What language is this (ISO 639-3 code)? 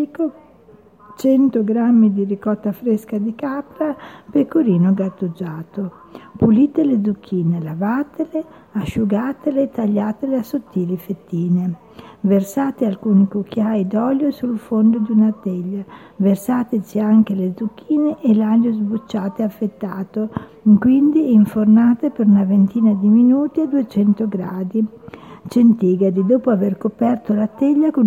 ita